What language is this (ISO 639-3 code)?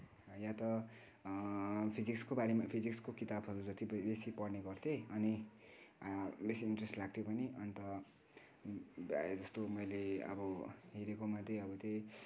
nep